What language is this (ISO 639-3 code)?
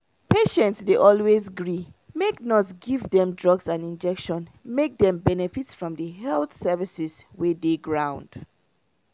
pcm